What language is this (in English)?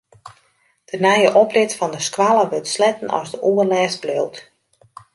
Western Frisian